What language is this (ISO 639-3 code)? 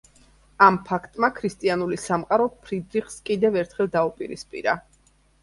kat